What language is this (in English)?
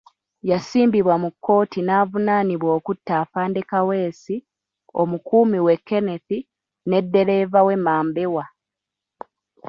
Ganda